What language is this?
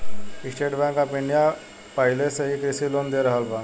Bhojpuri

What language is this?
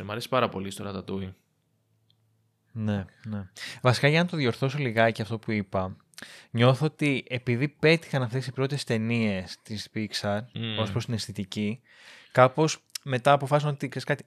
Greek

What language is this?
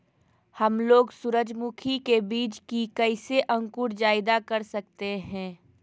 Magahi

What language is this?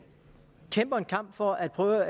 Danish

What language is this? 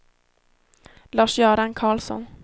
Swedish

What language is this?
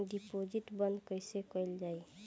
Bhojpuri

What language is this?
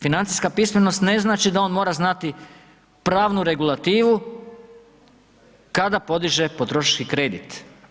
Croatian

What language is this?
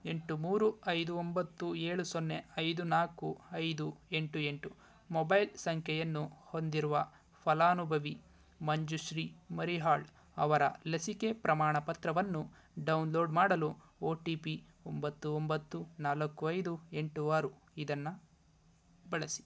Kannada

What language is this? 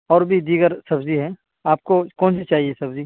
Urdu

